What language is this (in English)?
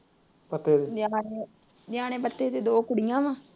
Punjabi